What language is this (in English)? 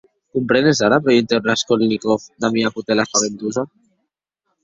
Occitan